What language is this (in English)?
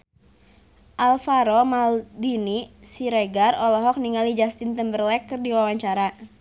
Sundanese